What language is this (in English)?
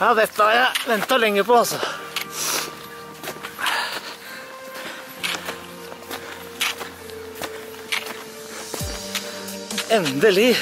Norwegian